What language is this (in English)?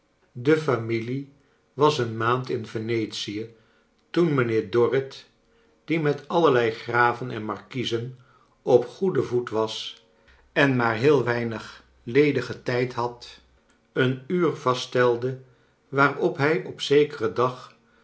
Dutch